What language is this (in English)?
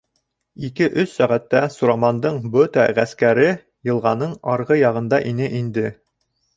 Bashkir